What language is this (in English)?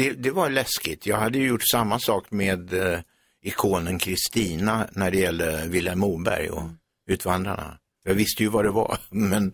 Swedish